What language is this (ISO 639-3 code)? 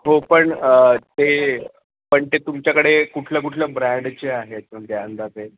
mar